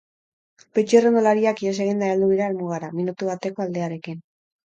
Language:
Basque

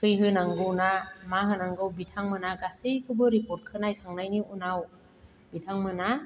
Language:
Bodo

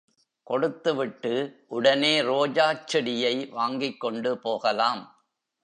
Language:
Tamil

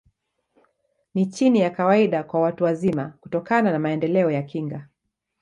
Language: Swahili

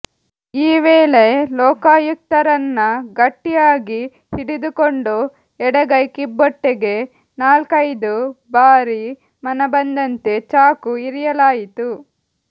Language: Kannada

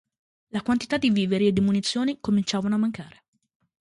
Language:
Italian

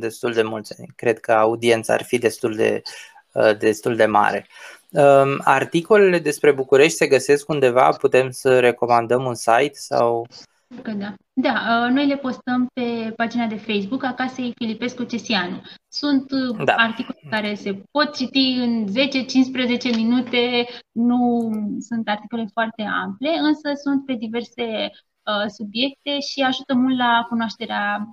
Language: Romanian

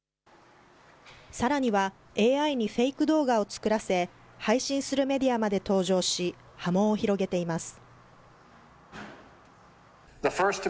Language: Japanese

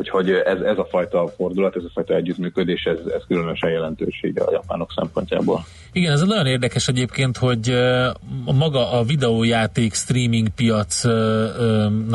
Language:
Hungarian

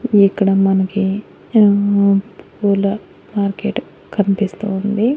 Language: Telugu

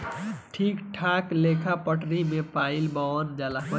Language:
Bhojpuri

